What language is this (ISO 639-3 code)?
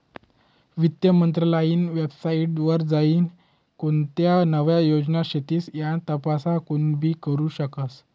mar